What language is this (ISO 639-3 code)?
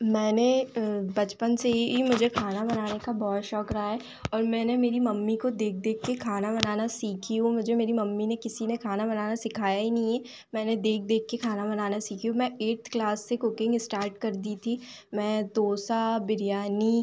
hin